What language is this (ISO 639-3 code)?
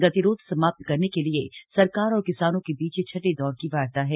hin